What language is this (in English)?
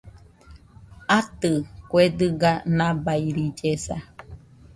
Nüpode Huitoto